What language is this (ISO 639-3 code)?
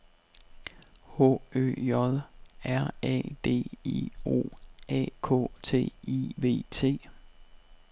dan